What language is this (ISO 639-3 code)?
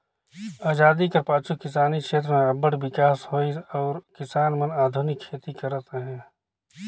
hne